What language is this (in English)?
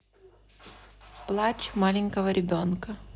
Russian